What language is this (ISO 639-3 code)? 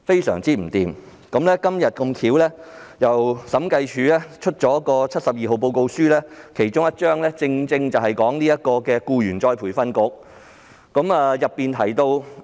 yue